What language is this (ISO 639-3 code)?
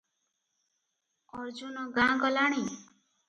ori